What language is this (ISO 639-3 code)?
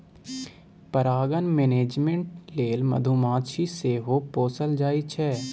mai